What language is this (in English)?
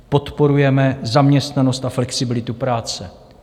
Czech